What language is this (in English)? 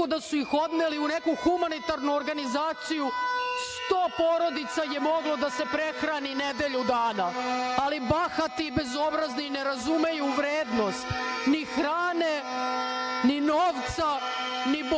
Serbian